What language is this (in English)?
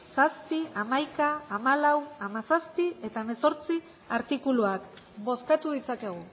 Basque